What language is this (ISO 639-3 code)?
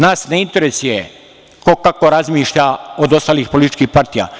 srp